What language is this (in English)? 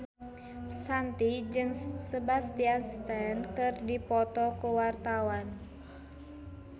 Sundanese